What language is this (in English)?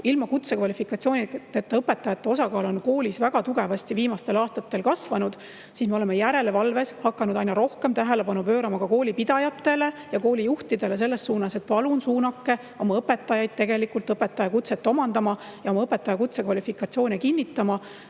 Estonian